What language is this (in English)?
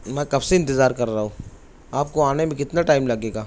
Urdu